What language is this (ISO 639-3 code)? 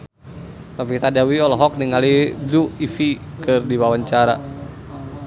sun